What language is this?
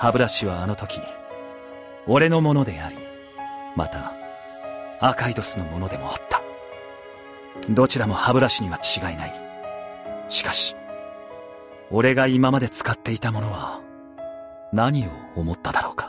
Japanese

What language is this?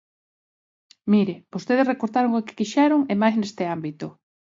Galician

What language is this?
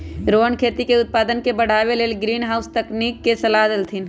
Magahi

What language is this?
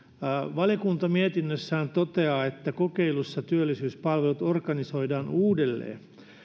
Finnish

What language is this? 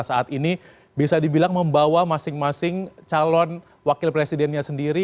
Indonesian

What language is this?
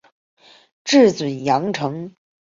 Chinese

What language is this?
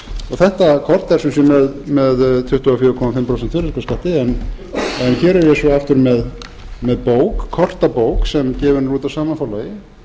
Icelandic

